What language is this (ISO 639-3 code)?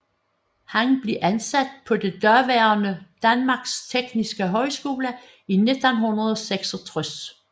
dan